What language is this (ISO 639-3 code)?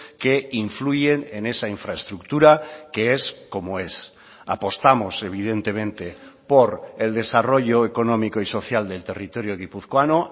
spa